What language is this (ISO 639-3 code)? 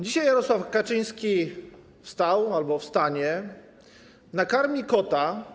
pol